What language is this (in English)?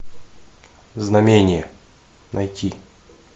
Russian